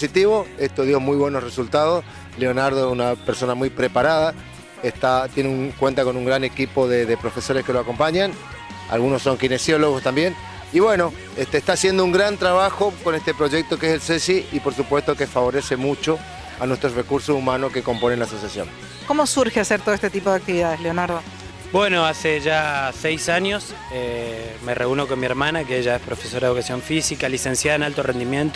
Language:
Spanish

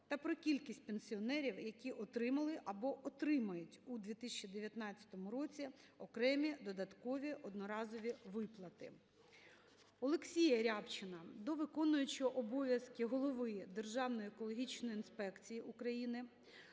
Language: Ukrainian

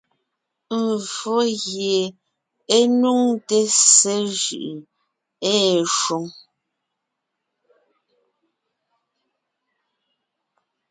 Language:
Ngiemboon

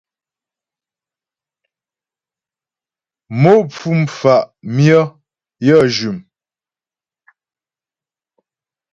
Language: Ghomala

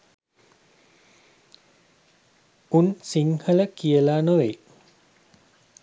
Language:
Sinhala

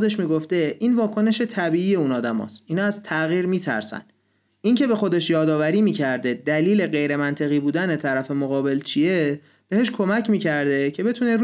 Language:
Persian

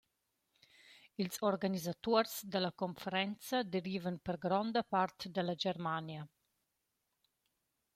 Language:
Romansh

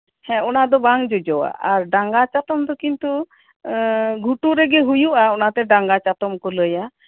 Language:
Santali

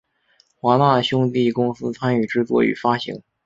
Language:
Chinese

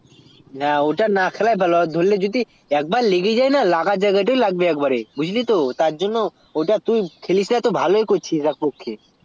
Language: Bangla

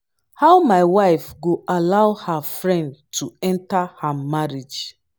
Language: Nigerian Pidgin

